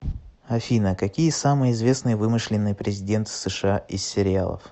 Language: Russian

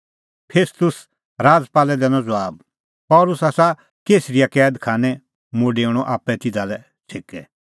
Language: Kullu Pahari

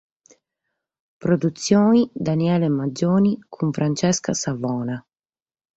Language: Sardinian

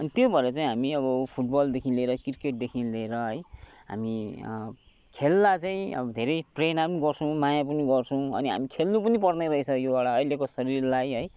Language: Nepali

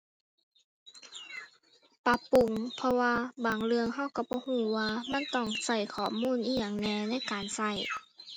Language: Thai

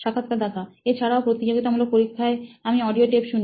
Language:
Bangla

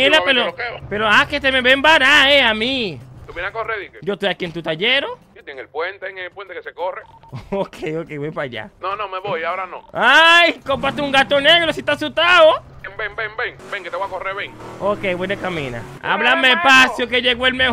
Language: Spanish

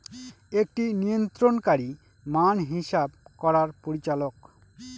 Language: Bangla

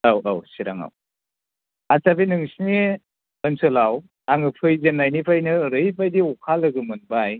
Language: Bodo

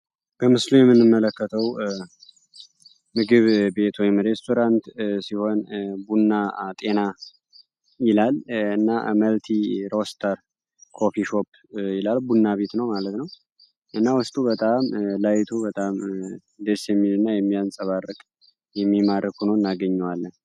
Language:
Amharic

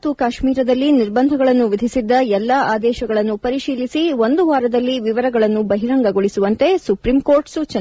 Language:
Kannada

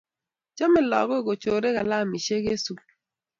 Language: Kalenjin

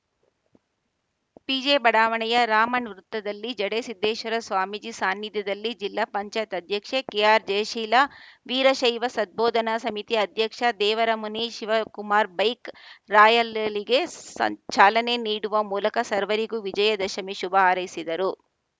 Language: Kannada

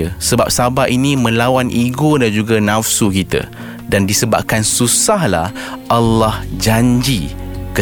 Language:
Malay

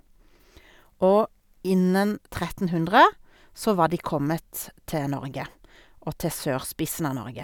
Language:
Norwegian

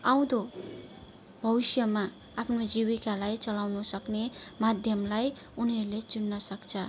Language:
Nepali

